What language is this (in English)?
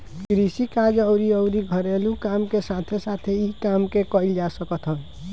Bhojpuri